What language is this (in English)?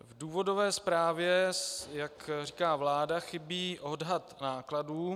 Czech